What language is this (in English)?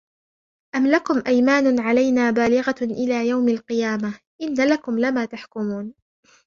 Arabic